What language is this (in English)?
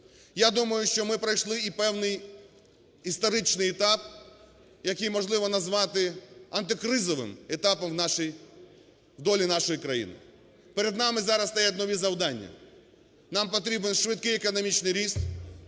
Ukrainian